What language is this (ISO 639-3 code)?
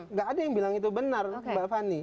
ind